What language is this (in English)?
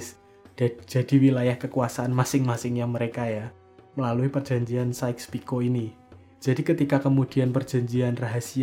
Indonesian